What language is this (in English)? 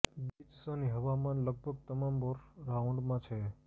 Gujarati